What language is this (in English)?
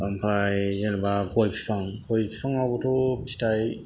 Bodo